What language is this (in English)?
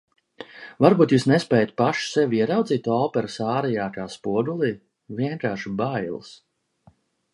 Latvian